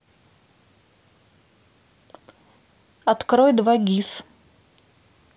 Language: Russian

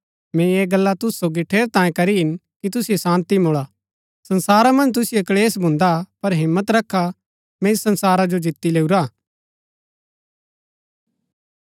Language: Gaddi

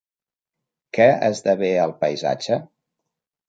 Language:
Catalan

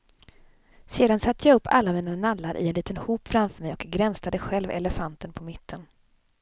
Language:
Swedish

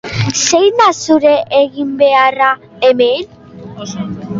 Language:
Basque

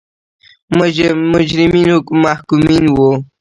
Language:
Pashto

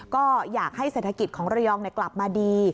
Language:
Thai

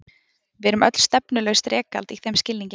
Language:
Icelandic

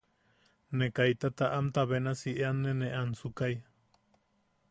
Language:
Yaqui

